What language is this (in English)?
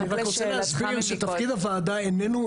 Hebrew